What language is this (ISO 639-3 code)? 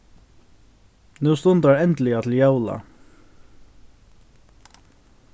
fao